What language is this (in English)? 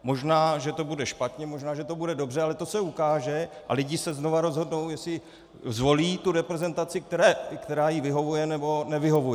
Czech